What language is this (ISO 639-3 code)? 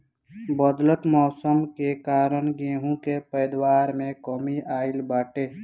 bho